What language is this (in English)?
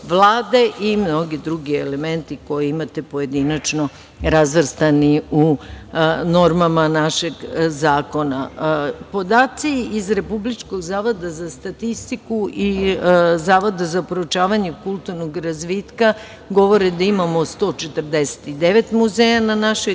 Serbian